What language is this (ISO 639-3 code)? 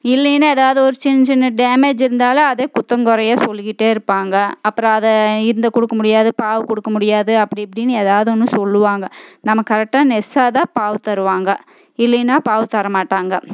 tam